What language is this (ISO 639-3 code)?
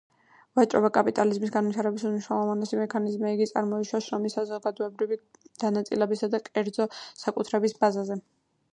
kat